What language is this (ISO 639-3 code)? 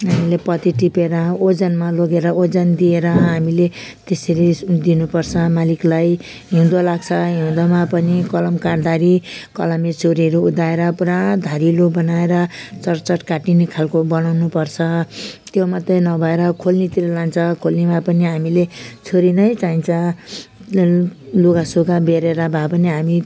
nep